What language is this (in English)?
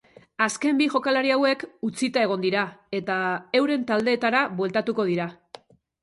Basque